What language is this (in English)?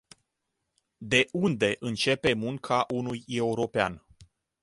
Romanian